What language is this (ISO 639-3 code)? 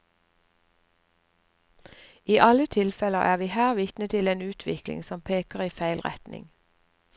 nor